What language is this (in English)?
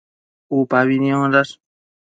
Matsés